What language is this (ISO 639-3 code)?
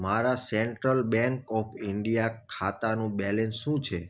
guj